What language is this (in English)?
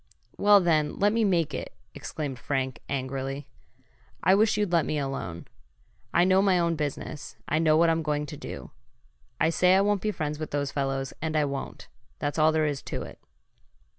English